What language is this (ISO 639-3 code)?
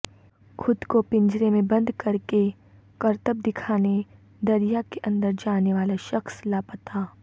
urd